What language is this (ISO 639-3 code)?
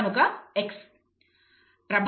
tel